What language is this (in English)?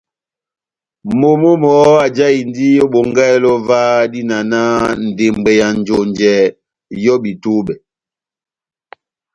Batanga